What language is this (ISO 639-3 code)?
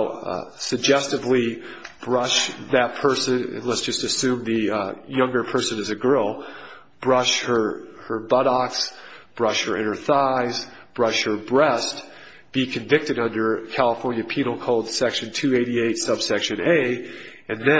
eng